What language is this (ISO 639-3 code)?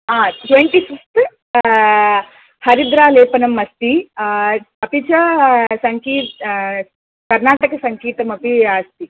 san